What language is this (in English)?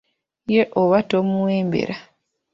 Ganda